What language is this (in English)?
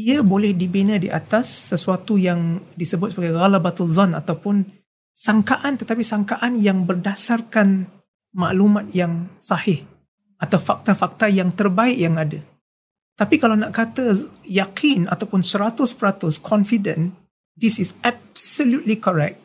Malay